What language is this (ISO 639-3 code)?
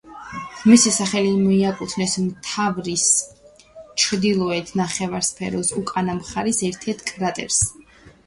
kat